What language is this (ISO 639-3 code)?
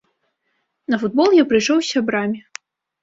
bel